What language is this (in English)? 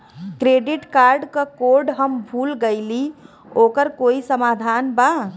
Bhojpuri